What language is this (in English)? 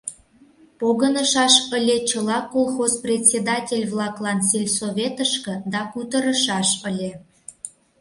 Mari